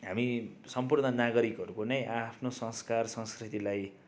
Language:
Nepali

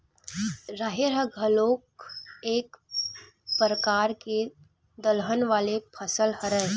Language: Chhattisgarhi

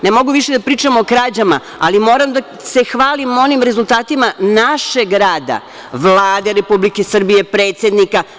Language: Serbian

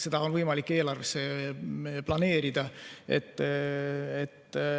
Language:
Estonian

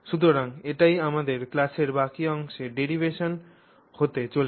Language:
Bangla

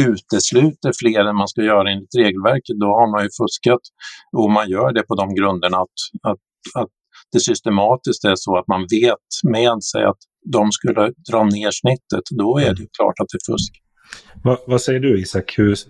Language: Swedish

